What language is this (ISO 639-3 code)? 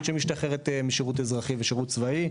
heb